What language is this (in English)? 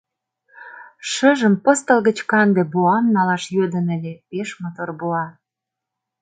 Mari